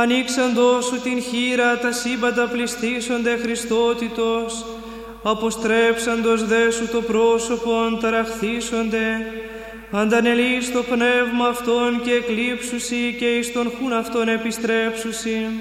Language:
Greek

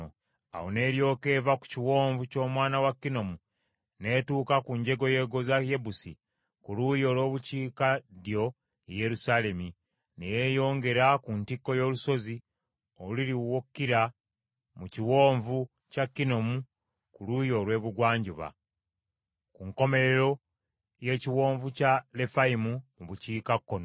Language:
Ganda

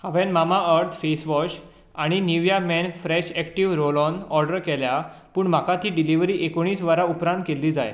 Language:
Konkani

